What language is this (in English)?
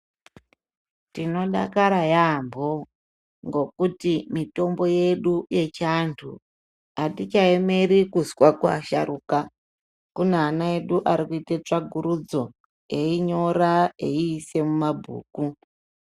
Ndau